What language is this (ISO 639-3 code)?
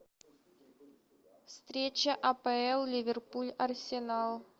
rus